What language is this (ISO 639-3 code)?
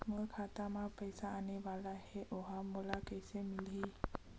hne